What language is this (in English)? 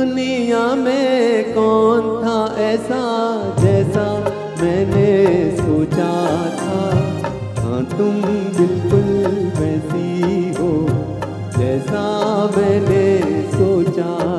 Hindi